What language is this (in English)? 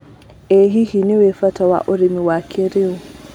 Kikuyu